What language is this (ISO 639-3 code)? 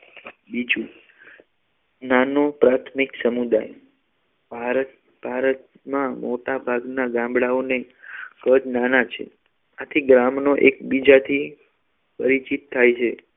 guj